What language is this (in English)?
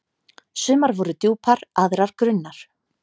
Icelandic